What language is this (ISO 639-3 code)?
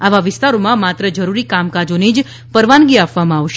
guj